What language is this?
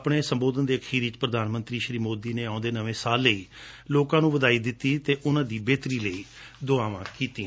Punjabi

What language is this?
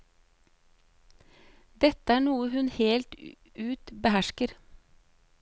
Norwegian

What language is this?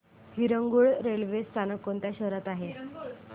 Marathi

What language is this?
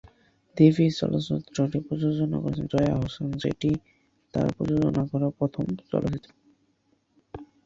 Bangla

